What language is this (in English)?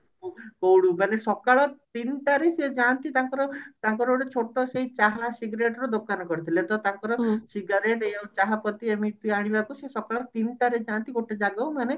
Odia